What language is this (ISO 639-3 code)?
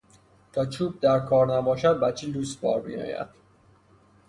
fas